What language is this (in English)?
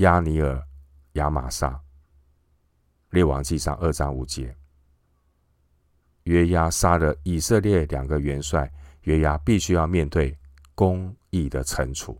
Chinese